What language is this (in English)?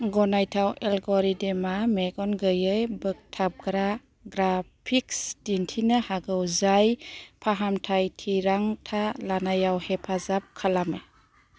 Bodo